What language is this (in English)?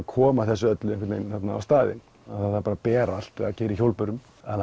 Icelandic